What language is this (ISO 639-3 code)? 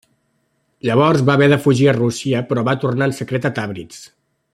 cat